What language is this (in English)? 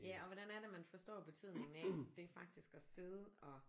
Danish